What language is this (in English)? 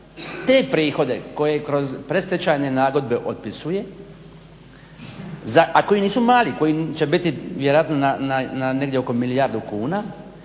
Croatian